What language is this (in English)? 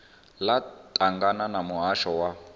Venda